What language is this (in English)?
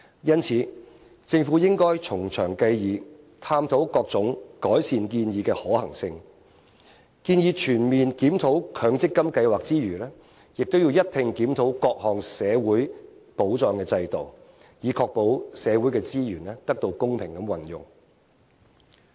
Cantonese